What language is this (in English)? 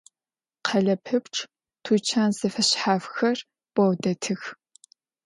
Adyghe